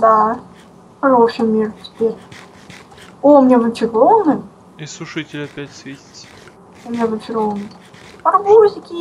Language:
Russian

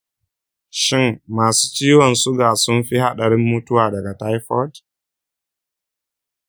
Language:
Hausa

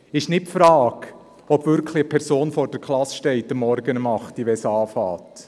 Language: Swiss German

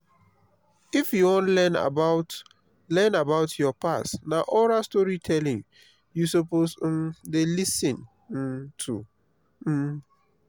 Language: Nigerian Pidgin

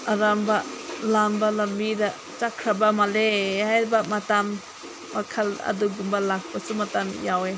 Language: Manipuri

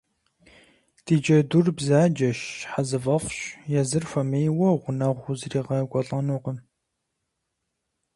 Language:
Kabardian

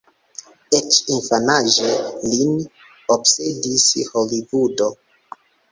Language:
Esperanto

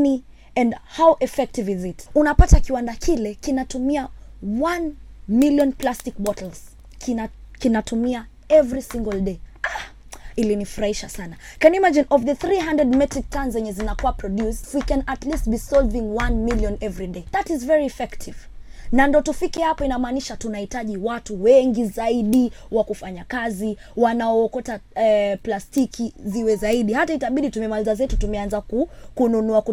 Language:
Swahili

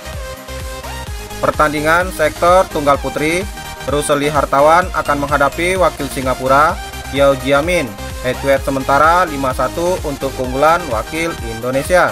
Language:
Indonesian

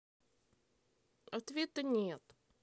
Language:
Russian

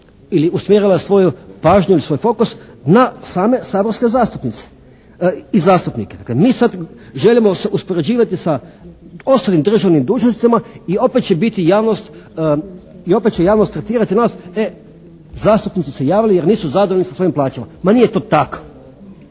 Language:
Croatian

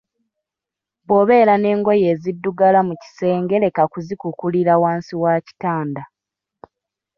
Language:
Ganda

